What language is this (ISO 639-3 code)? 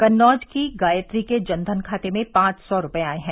hin